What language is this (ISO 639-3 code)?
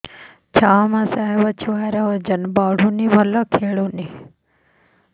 ori